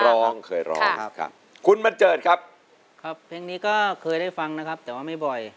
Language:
Thai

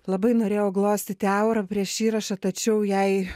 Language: Lithuanian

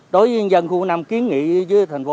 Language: Vietnamese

